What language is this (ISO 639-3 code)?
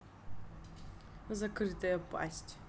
rus